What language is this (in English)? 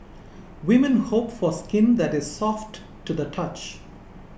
English